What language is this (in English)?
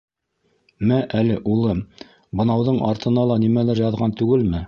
Bashkir